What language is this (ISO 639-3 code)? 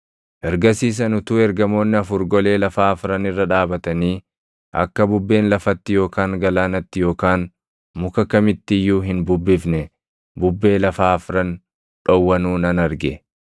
orm